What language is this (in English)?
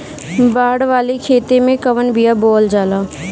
Bhojpuri